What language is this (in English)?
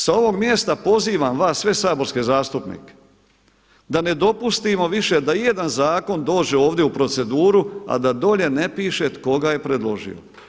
Croatian